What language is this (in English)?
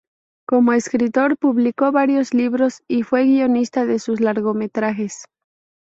Spanish